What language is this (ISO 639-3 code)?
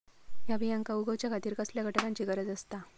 mar